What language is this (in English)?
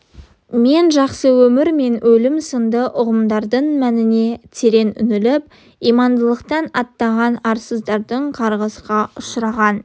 Kazakh